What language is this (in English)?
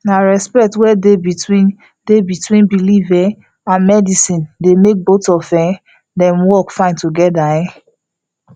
Nigerian Pidgin